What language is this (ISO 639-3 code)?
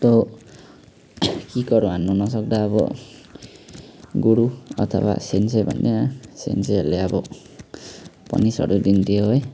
nep